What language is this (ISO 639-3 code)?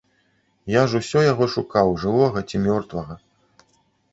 bel